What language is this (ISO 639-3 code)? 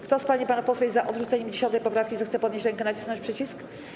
pol